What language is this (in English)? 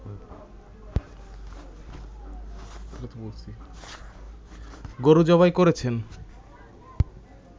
Bangla